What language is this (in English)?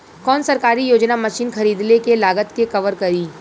Bhojpuri